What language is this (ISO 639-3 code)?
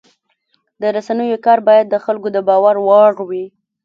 pus